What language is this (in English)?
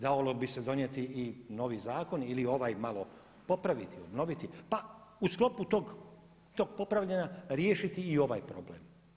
Croatian